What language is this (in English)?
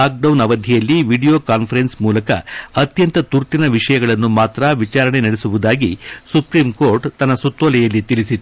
Kannada